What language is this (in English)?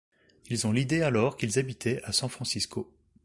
French